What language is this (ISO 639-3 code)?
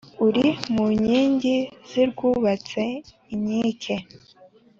kin